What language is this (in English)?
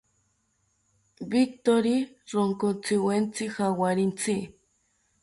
South Ucayali Ashéninka